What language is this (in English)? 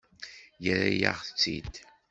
Kabyle